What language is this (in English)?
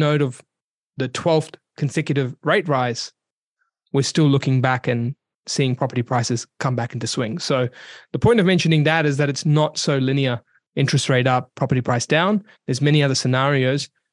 English